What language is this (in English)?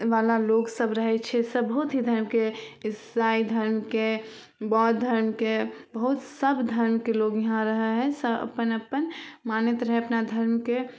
Maithili